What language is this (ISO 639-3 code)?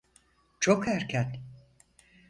tur